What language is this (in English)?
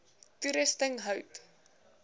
Afrikaans